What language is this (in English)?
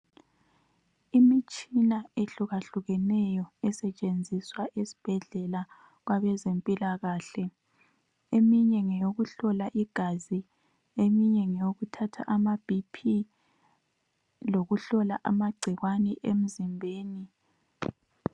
North Ndebele